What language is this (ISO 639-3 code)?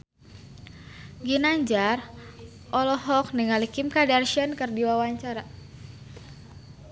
sun